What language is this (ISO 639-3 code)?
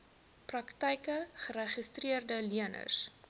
afr